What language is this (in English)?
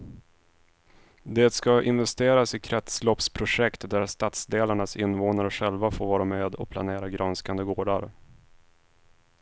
Swedish